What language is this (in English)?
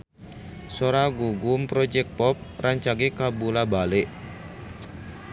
Sundanese